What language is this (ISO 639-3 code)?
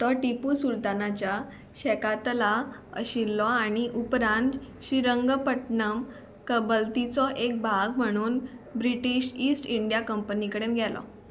kok